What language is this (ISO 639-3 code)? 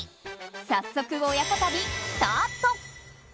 jpn